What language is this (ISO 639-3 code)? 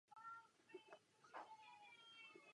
ces